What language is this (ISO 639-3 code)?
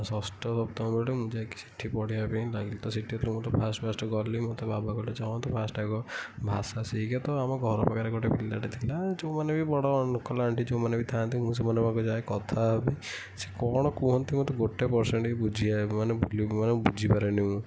ori